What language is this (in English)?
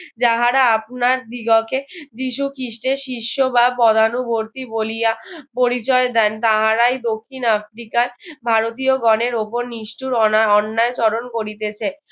Bangla